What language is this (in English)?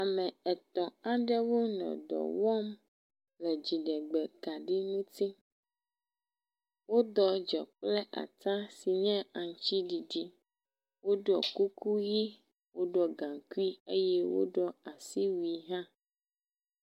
Ewe